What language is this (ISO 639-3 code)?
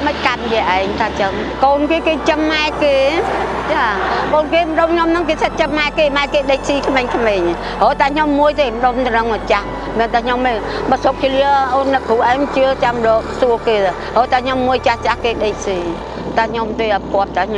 vie